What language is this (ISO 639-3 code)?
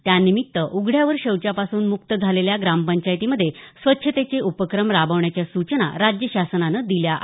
mar